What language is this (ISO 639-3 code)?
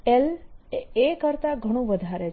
guj